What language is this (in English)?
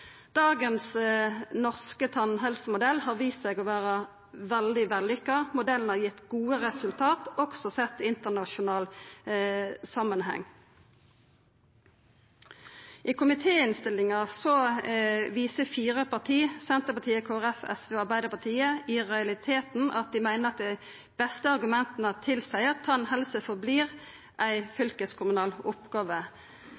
Norwegian Nynorsk